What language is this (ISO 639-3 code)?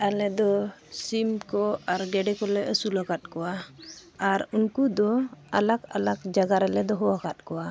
sat